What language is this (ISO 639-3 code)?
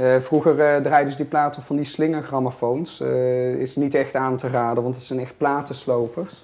nld